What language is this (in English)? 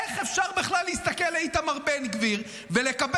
Hebrew